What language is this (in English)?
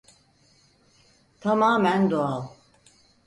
Turkish